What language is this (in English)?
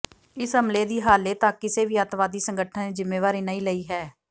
Punjabi